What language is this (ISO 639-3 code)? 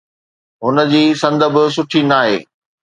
snd